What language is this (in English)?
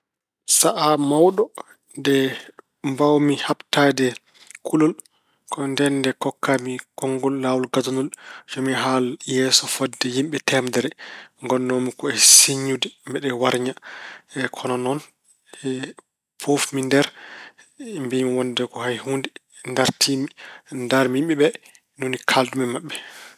Fula